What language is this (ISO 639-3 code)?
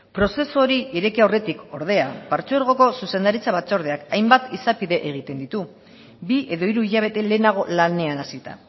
eus